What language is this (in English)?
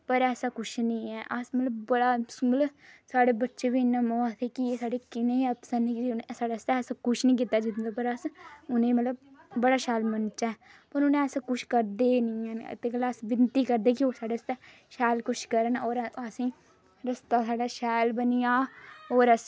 Dogri